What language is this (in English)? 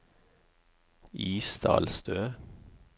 Norwegian